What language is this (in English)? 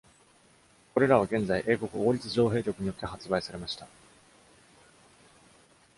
Japanese